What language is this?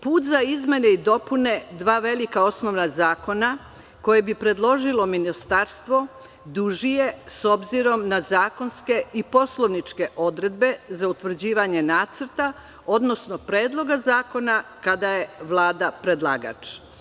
Serbian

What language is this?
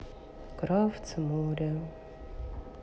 Russian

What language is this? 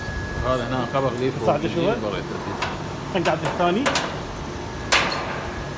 Arabic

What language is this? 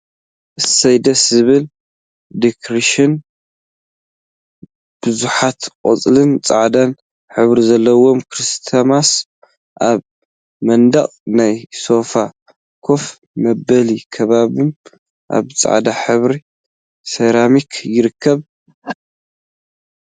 Tigrinya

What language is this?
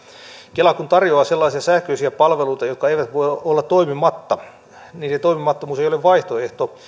Finnish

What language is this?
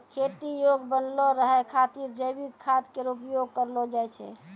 Maithili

